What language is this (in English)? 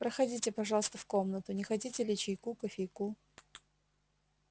Russian